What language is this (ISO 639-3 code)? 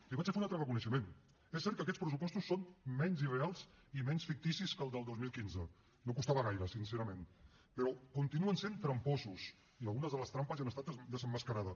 cat